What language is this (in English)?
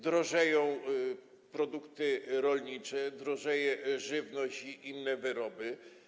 Polish